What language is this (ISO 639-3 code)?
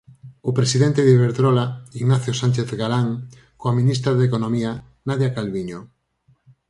glg